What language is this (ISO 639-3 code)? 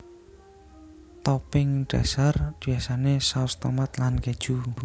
jav